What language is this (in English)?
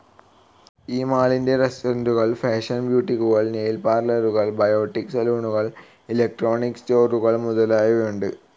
Malayalam